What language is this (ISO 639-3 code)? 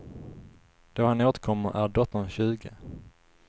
swe